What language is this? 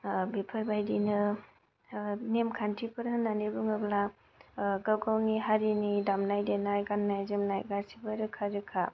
Bodo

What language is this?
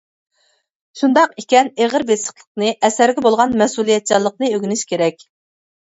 Uyghur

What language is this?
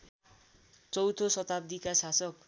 Nepali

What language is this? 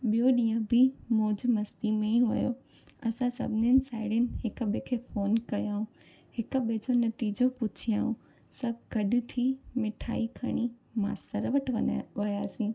Sindhi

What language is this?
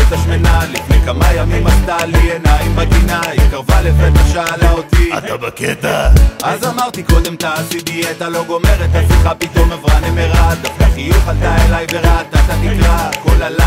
Hebrew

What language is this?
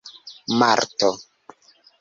Esperanto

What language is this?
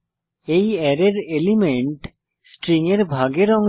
Bangla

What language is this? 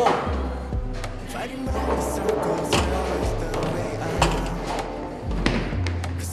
Korean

